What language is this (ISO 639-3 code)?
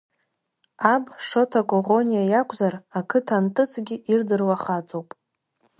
abk